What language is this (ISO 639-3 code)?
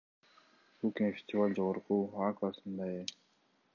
kir